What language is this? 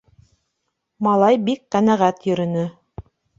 Bashkir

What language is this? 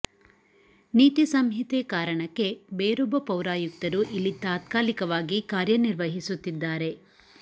Kannada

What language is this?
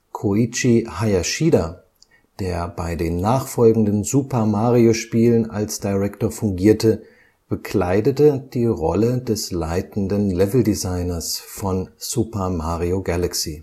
German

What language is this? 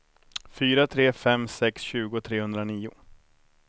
Swedish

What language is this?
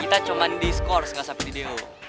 Indonesian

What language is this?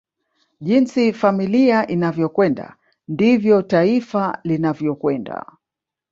Swahili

